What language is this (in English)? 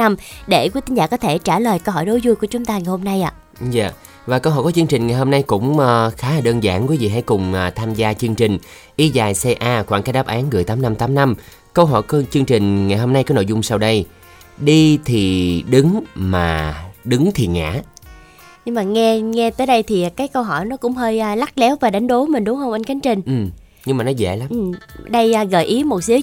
Vietnamese